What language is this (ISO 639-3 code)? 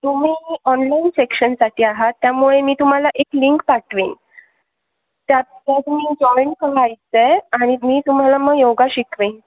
mar